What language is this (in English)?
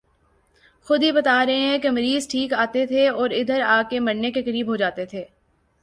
Urdu